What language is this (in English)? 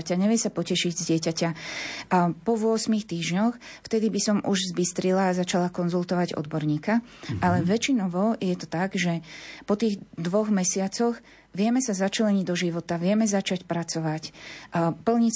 Slovak